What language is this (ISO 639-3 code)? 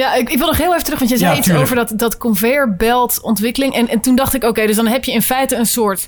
nld